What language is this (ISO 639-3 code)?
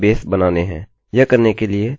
hin